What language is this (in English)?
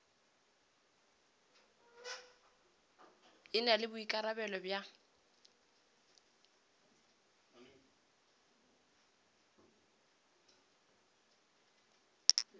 Northern Sotho